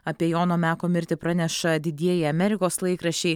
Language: Lithuanian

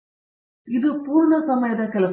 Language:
Kannada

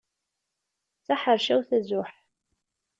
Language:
Kabyle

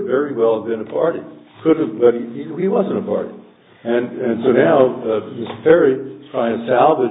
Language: English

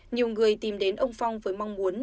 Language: Vietnamese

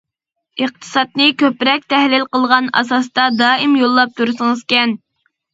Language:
Uyghur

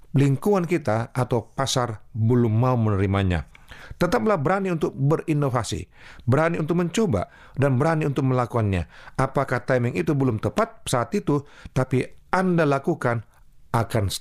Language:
Indonesian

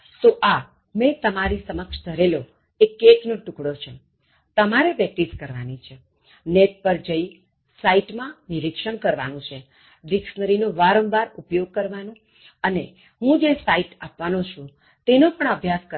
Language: Gujarati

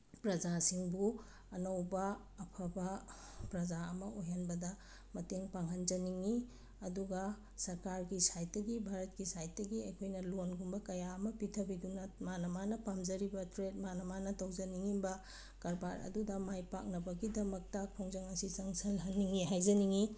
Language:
Manipuri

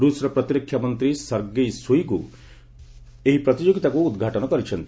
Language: Odia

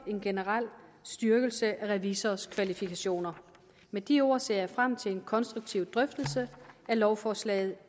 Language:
Danish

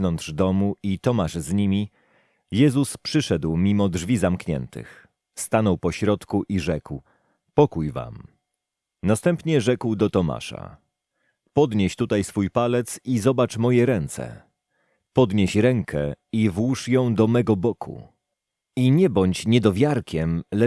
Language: Polish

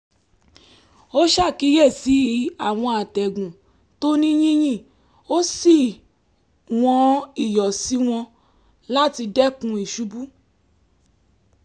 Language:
Yoruba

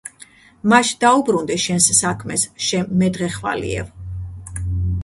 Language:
Georgian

